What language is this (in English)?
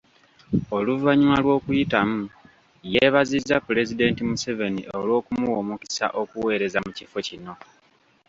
Ganda